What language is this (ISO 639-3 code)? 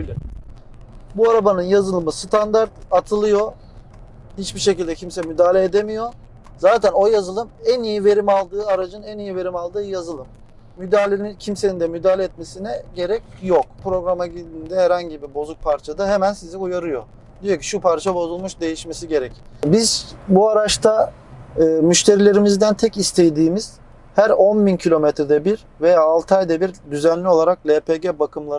tur